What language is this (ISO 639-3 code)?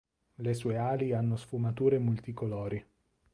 ita